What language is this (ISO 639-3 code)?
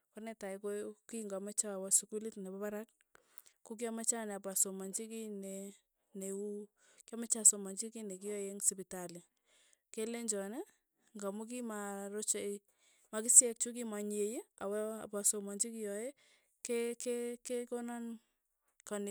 tuy